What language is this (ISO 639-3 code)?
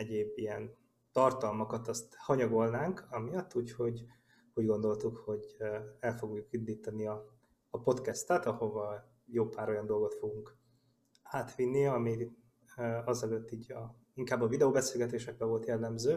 hun